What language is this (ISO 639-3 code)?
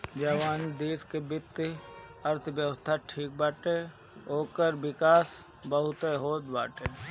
bho